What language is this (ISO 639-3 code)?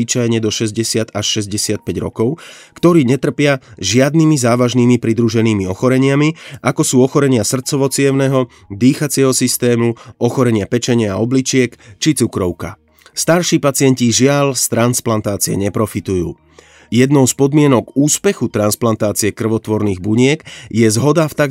slk